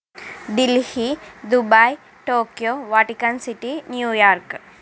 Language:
Telugu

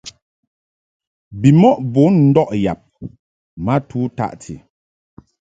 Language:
Mungaka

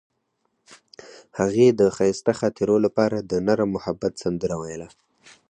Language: Pashto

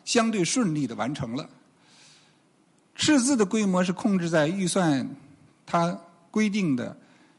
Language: Chinese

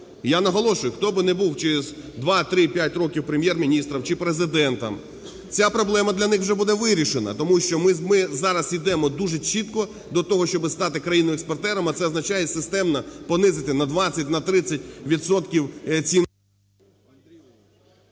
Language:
Ukrainian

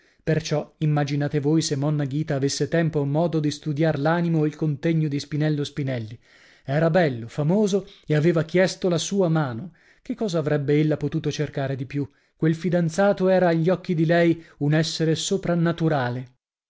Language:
Italian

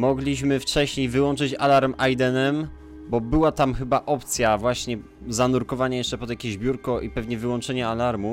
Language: Polish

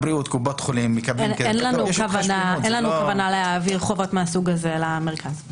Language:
Hebrew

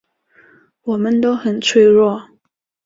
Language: Chinese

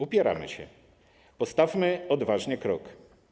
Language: Polish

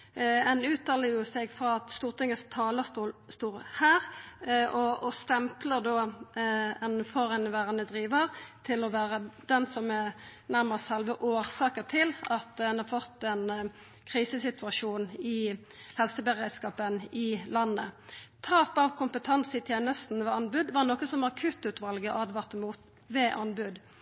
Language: Norwegian Nynorsk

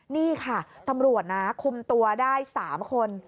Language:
Thai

